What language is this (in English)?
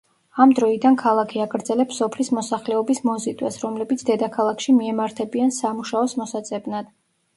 Georgian